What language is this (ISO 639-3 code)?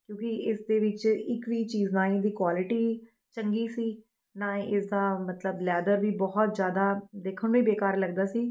pan